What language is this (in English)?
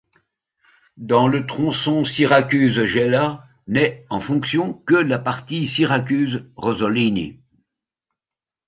French